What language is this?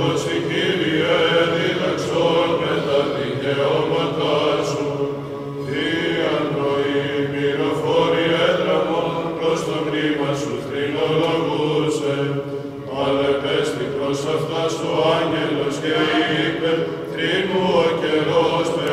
Greek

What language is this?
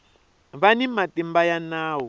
Tsonga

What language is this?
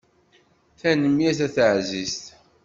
Kabyle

